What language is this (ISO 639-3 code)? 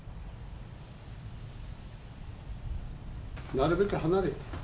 jpn